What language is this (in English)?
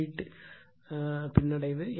Tamil